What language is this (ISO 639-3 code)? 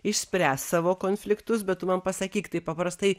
lit